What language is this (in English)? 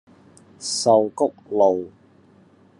Cantonese